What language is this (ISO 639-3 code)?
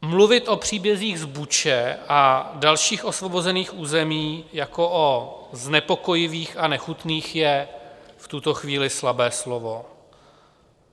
ces